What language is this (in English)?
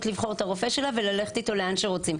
Hebrew